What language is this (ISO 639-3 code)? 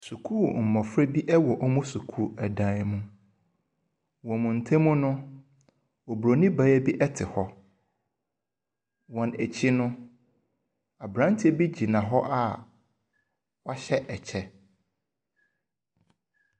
aka